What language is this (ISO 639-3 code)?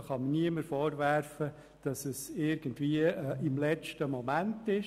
gsw